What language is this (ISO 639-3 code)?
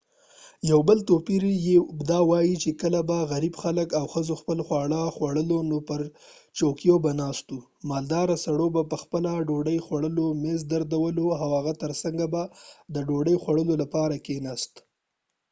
pus